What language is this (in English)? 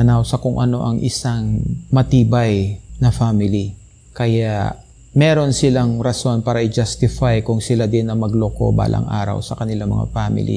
Filipino